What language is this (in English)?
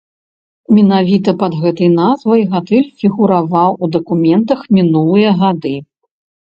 Belarusian